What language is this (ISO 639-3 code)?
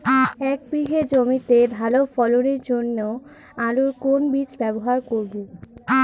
ben